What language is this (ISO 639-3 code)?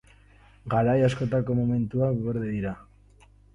eus